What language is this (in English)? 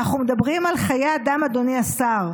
Hebrew